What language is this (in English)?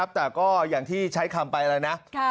Thai